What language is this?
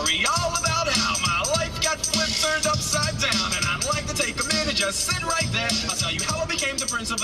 Dutch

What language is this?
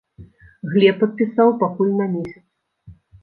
Belarusian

